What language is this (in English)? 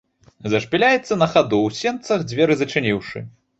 Belarusian